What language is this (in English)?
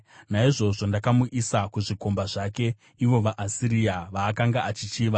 Shona